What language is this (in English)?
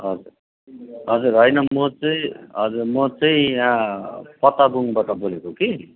Nepali